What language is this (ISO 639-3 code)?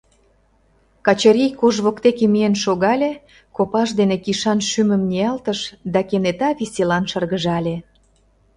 chm